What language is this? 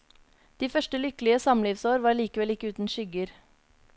Norwegian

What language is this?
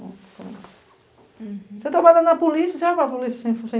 Portuguese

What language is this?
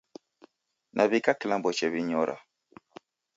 Taita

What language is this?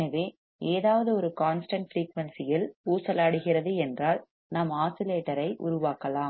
Tamil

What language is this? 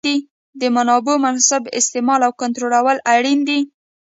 Pashto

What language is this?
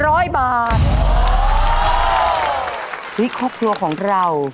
Thai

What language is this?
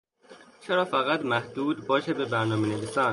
Persian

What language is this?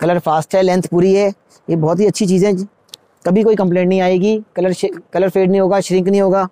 Hindi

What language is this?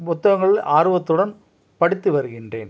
Tamil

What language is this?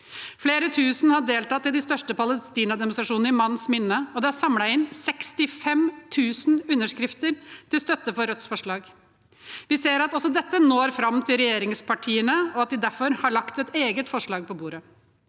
Norwegian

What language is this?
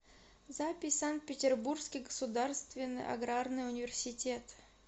Russian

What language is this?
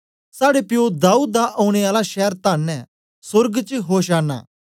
Dogri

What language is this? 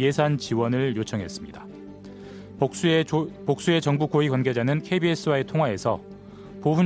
Korean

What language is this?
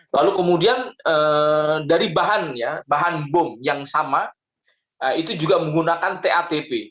Indonesian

